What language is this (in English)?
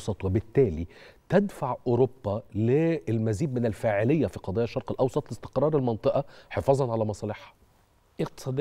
Arabic